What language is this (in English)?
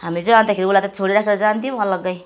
Nepali